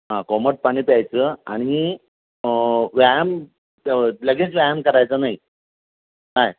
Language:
Marathi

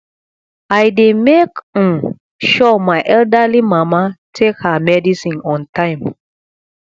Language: Nigerian Pidgin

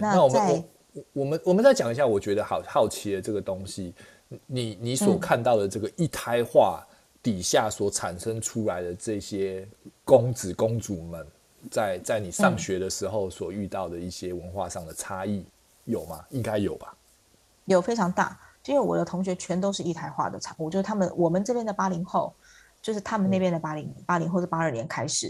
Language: Chinese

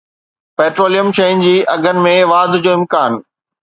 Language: Sindhi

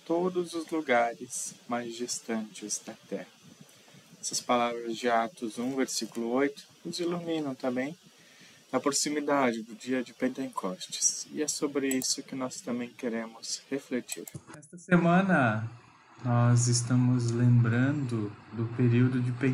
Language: Portuguese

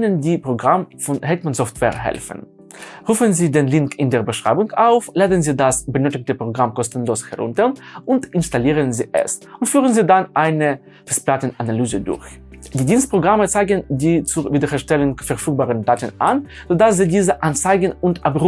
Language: German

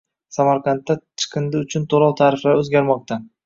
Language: Uzbek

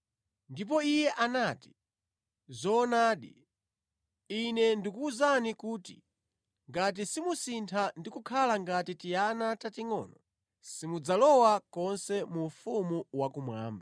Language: Nyanja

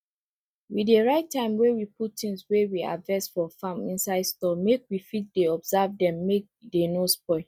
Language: Nigerian Pidgin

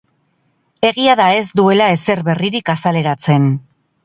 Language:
Basque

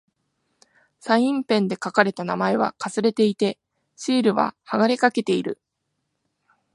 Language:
Japanese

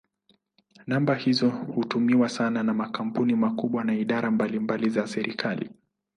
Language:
Swahili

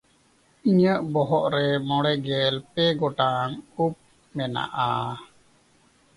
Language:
Santali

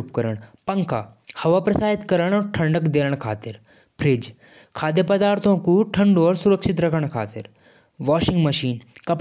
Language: Jaunsari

